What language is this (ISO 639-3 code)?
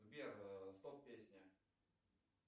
rus